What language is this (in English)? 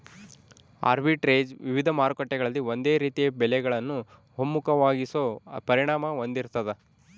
Kannada